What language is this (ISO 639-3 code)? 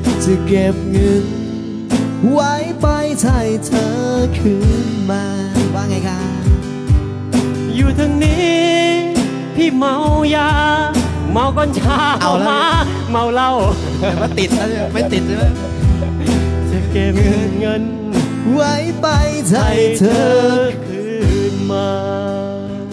tha